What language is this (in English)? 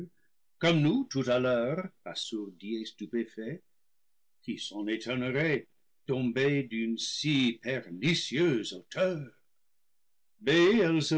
French